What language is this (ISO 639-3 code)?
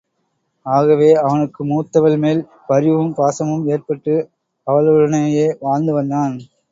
tam